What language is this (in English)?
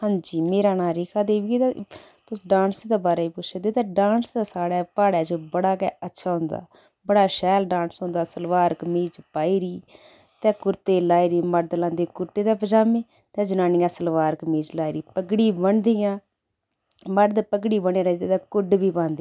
Dogri